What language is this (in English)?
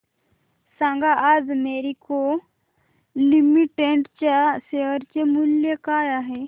Marathi